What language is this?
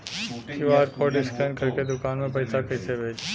Bhojpuri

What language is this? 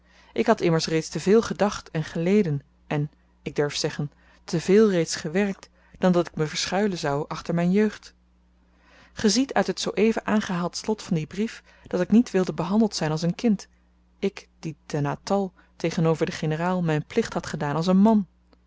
Dutch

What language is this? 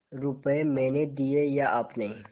Hindi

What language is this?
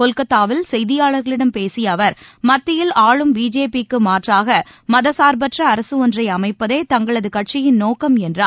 Tamil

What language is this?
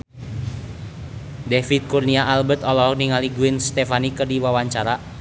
Sundanese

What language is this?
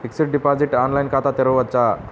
Telugu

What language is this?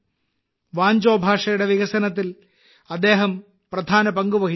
Malayalam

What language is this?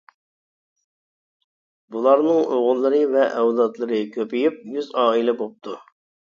Uyghur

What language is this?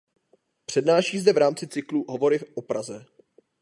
Czech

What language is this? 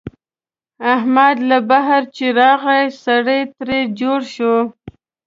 Pashto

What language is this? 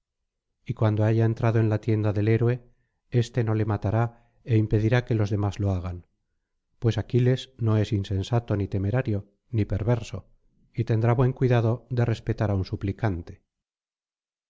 Spanish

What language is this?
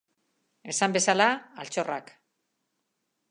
Basque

